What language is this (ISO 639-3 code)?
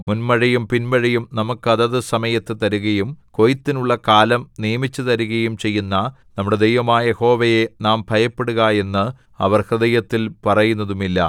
mal